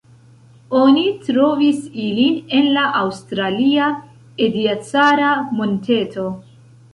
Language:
Esperanto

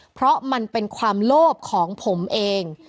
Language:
Thai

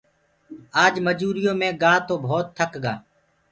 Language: Gurgula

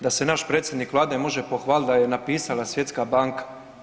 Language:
Croatian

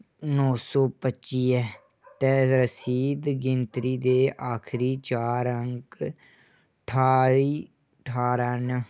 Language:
Dogri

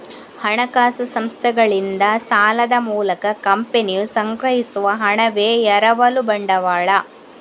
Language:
Kannada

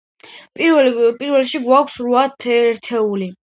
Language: Georgian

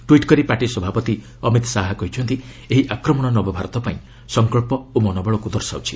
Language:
Odia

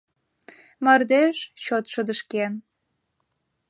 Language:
Mari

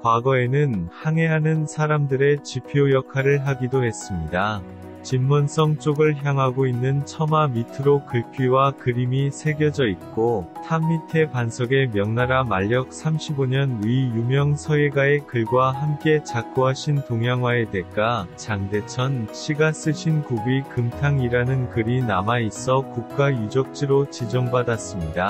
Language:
Korean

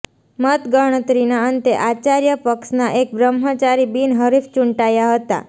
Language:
Gujarati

